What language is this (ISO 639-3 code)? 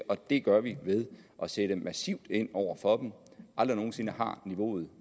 dan